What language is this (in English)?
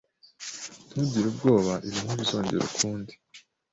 Kinyarwanda